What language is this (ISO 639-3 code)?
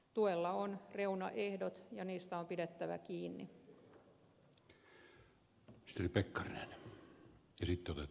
fin